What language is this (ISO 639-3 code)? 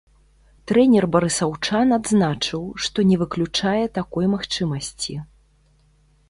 bel